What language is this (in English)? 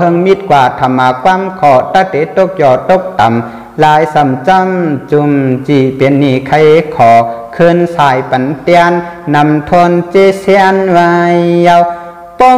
Thai